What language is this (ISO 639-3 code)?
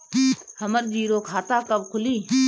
bho